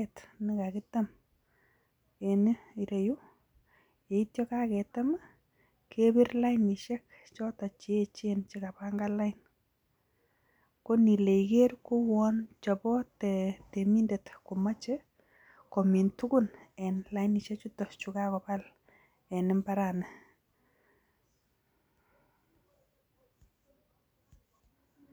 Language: Kalenjin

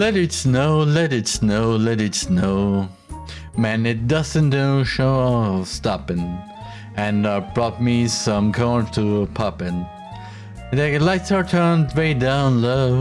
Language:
English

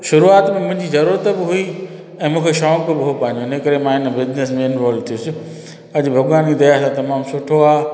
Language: Sindhi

